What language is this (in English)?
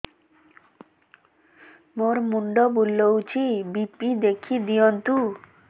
Odia